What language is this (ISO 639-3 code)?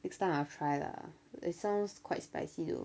eng